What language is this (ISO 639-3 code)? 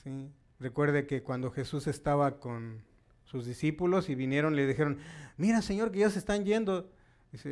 spa